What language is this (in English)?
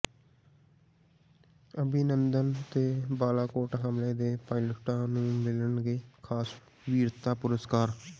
Punjabi